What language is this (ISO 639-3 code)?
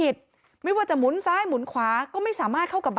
tha